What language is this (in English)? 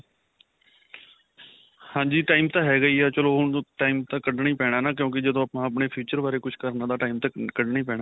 Punjabi